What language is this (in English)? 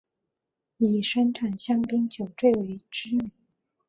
Chinese